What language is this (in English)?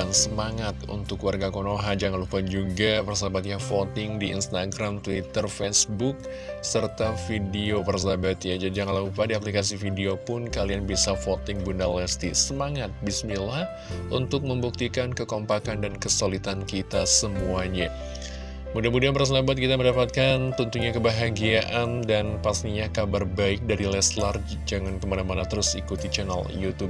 Indonesian